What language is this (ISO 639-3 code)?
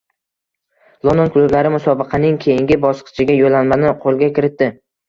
uzb